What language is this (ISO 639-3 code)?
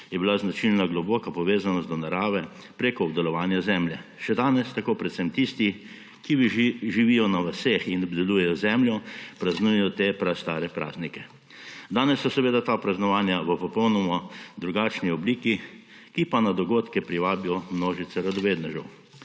slv